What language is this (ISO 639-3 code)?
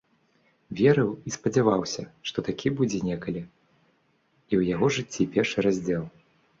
bel